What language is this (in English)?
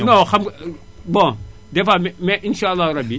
Wolof